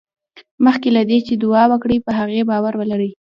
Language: Pashto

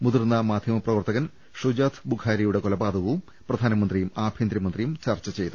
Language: Malayalam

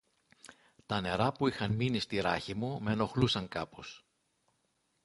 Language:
Greek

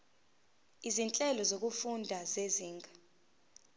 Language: Zulu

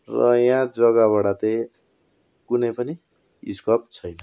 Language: Nepali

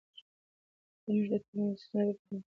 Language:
Pashto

